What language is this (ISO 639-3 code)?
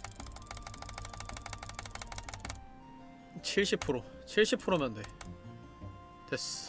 kor